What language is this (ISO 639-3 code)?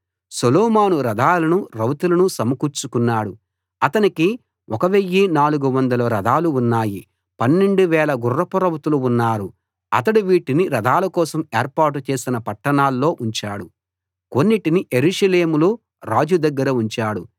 tel